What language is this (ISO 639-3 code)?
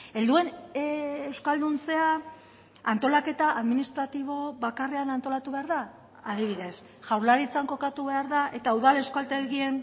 eus